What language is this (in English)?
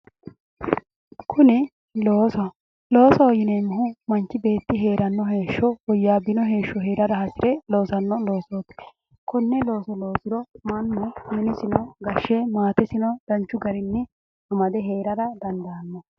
Sidamo